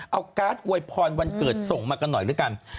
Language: Thai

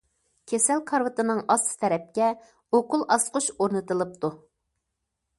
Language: Uyghur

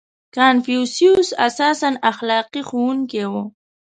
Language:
Pashto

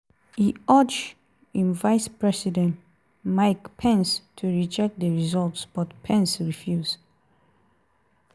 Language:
Nigerian Pidgin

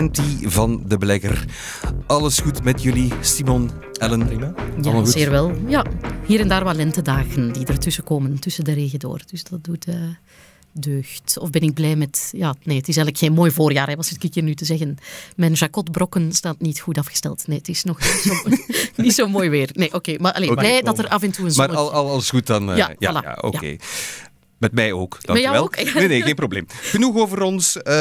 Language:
Dutch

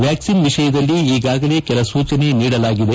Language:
Kannada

